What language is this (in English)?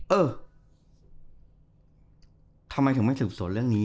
Thai